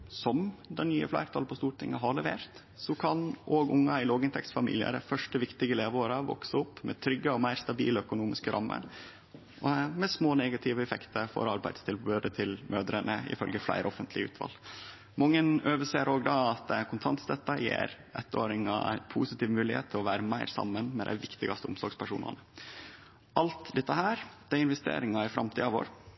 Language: Norwegian Nynorsk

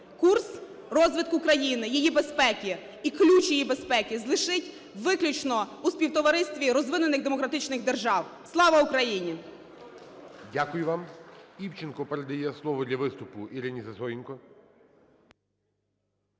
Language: Ukrainian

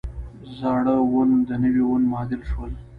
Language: Pashto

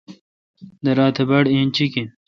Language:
Kalkoti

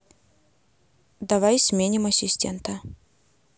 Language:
Russian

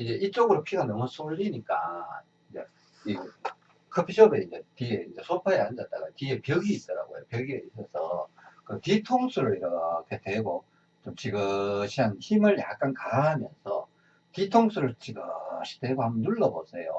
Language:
Korean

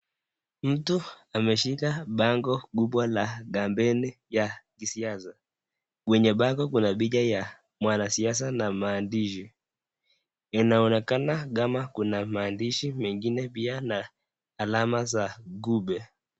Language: Swahili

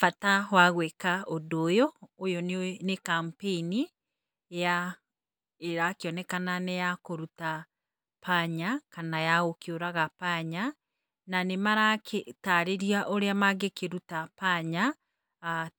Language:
Kikuyu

